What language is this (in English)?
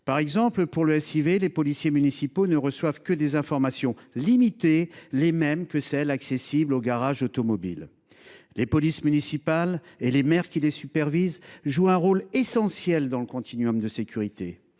French